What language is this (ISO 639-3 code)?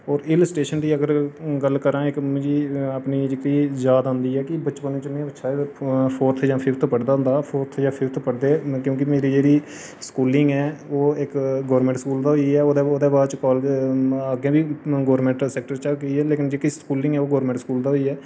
doi